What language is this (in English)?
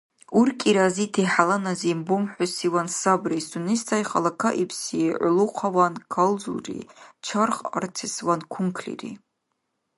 Dargwa